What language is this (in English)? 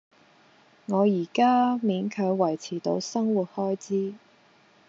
Cantonese